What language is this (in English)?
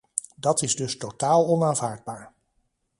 Dutch